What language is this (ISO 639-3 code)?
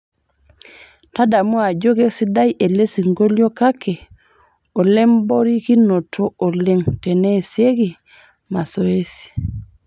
mas